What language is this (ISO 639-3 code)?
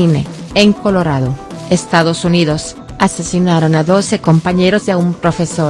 spa